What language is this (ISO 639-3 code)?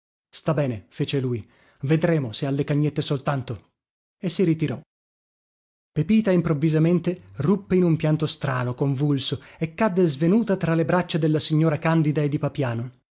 ita